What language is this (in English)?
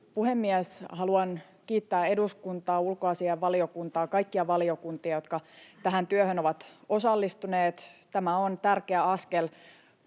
Finnish